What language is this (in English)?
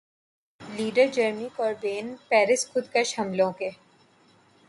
Urdu